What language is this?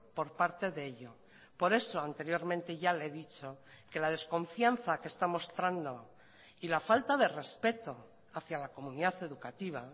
Spanish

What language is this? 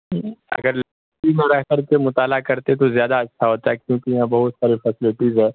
Urdu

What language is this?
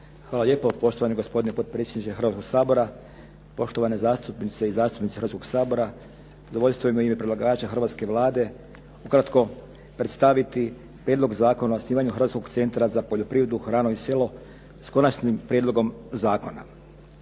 Croatian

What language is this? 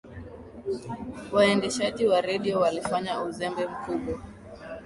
Swahili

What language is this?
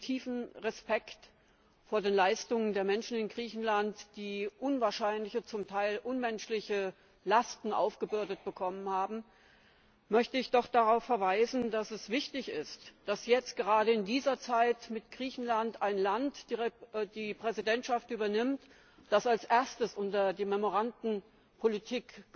German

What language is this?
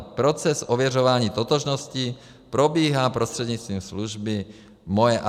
Czech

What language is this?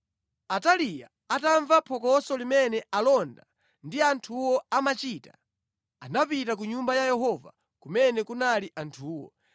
Nyanja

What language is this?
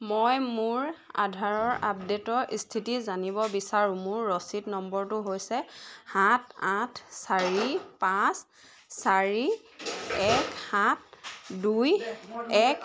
Assamese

